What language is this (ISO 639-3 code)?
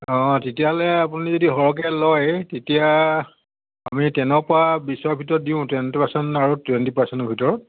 asm